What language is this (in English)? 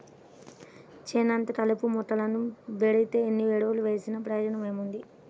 Telugu